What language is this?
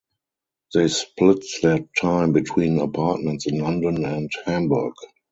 English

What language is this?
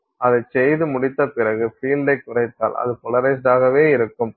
Tamil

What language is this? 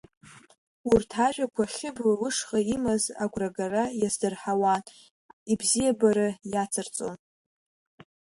Abkhazian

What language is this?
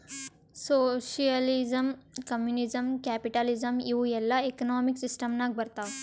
Kannada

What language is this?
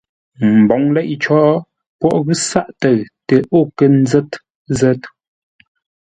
Ngombale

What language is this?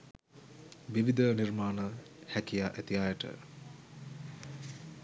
Sinhala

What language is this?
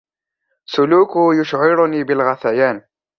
Arabic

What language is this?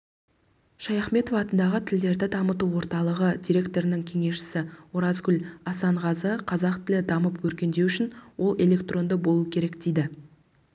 Kazakh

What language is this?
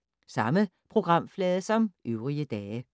Danish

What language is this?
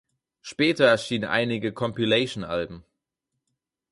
German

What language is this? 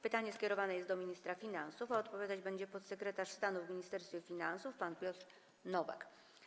Polish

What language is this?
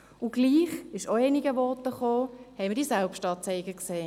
Swiss German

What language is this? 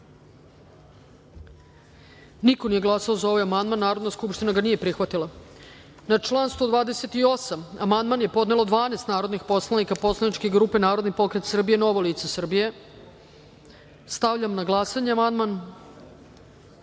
Serbian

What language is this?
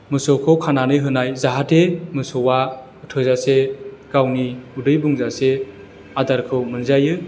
Bodo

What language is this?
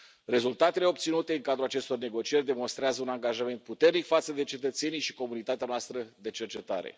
Romanian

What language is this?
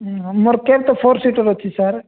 Odia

